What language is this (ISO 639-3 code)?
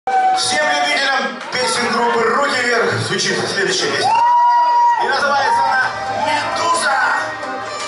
kor